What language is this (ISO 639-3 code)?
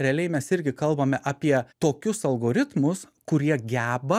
lit